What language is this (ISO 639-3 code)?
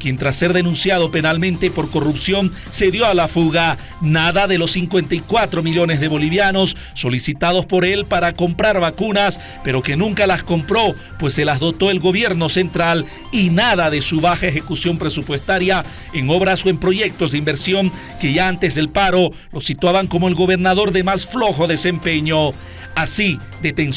spa